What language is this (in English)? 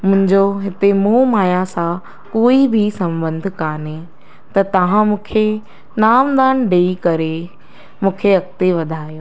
Sindhi